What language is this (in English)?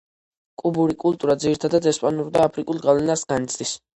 Georgian